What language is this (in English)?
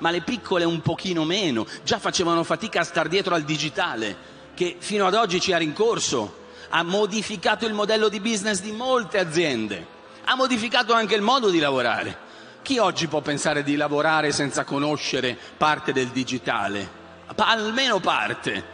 Italian